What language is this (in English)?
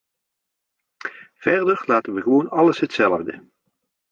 Dutch